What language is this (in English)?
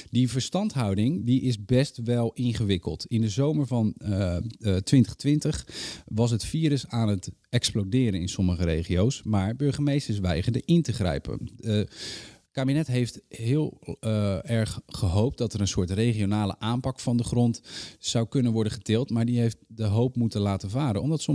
Dutch